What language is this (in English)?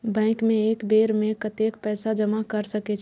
Maithili